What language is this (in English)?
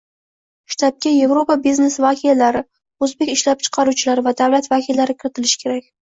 Uzbek